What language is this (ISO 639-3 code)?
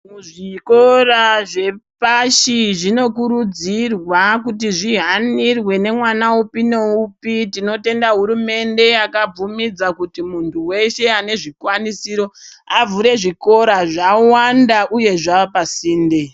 ndc